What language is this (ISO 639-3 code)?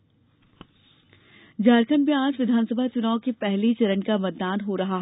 hin